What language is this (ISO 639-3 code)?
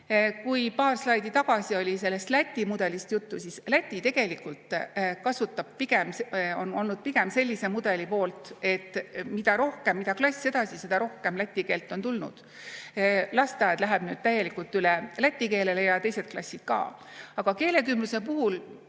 est